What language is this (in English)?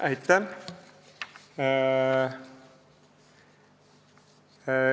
Estonian